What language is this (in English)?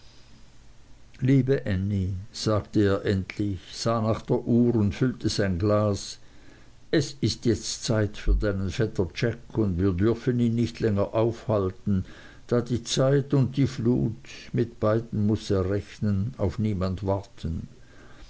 German